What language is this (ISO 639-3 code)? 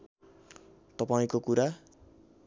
nep